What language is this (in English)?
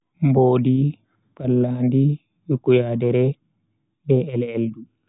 Bagirmi Fulfulde